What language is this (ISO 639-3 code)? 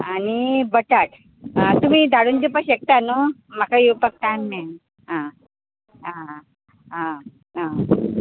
kok